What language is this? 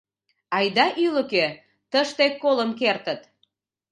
Mari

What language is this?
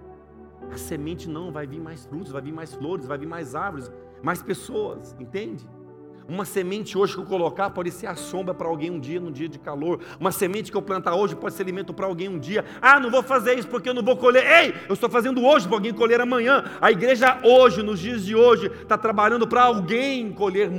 Portuguese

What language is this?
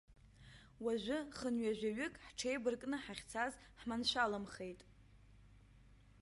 Abkhazian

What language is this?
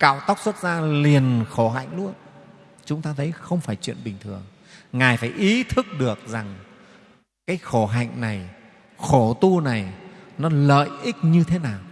Vietnamese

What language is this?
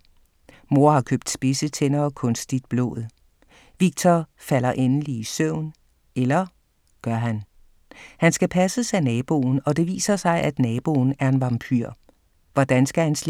Danish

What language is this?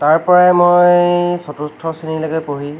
Assamese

